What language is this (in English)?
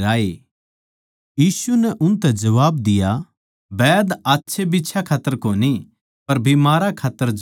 Haryanvi